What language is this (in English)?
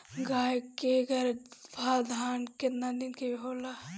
Bhojpuri